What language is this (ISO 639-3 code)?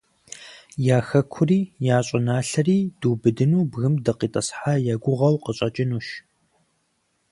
kbd